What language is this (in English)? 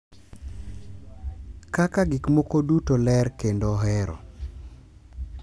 Luo (Kenya and Tanzania)